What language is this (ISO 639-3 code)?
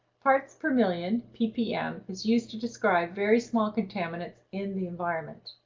eng